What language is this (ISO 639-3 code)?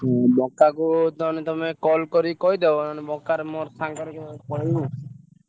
ori